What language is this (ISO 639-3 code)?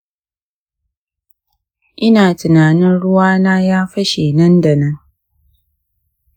hau